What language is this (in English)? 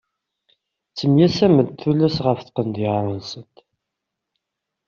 Kabyle